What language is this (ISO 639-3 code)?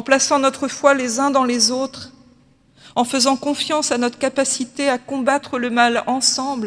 fra